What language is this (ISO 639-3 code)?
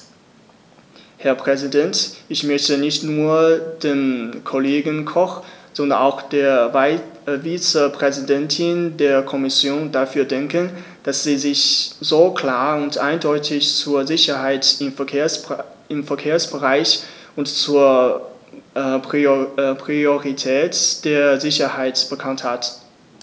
deu